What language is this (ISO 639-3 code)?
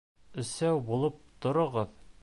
bak